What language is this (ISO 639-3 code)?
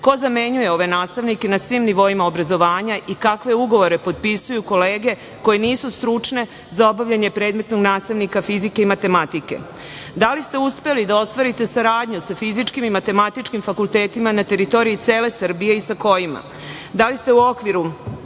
srp